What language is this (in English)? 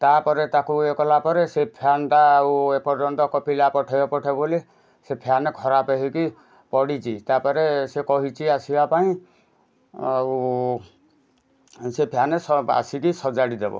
Odia